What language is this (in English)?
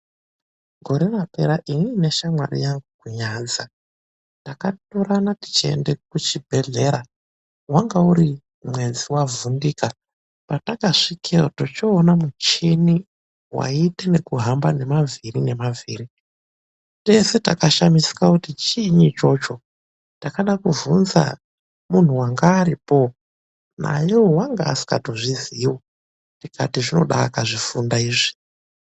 Ndau